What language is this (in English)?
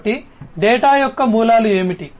Telugu